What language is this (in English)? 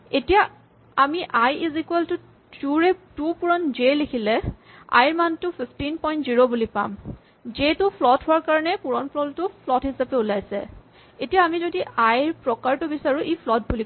Assamese